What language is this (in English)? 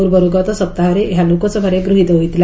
Odia